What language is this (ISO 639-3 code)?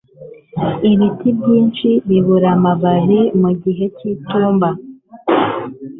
kin